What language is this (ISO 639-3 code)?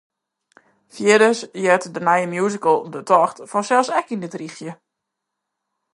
fry